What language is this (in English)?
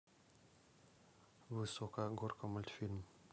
Russian